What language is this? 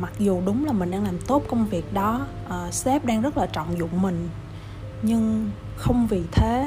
Vietnamese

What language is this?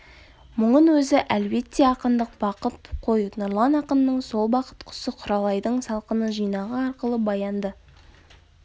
Kazakh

